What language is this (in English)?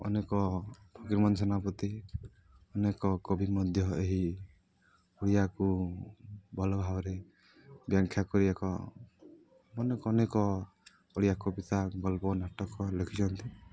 Odia